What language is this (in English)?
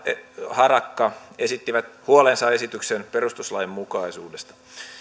Finnish